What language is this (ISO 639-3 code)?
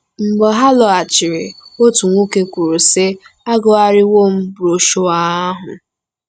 ibo